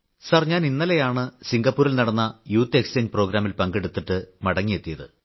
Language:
Malayalam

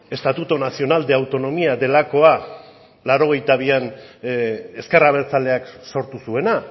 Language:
Basque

